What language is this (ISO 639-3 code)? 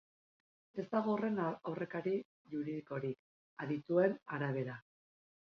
eus